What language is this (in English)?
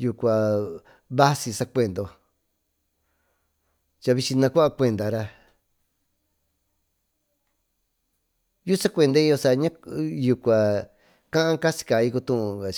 Tututepec Mixtec